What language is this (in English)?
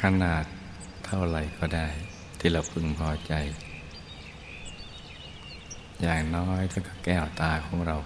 Thai